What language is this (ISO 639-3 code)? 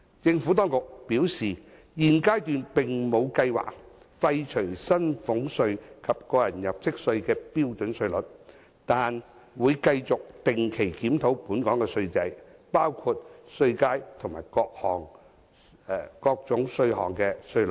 yue